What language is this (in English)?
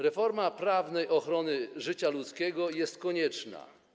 Polish